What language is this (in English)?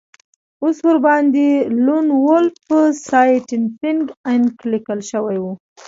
Pashto